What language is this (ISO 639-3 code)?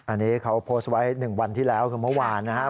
tha